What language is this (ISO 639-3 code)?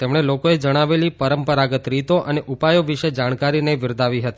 guj